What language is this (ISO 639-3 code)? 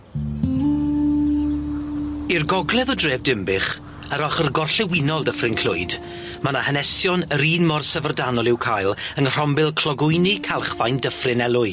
cym